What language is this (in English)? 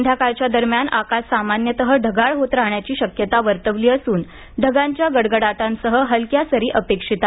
Marathi